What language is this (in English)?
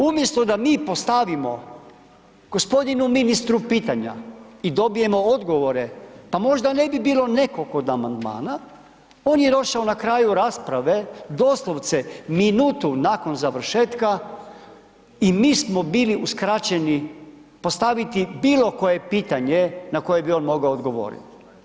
Croatian